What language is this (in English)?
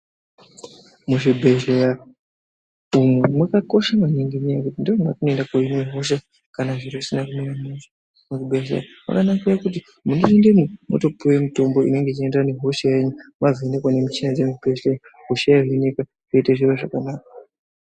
Ndau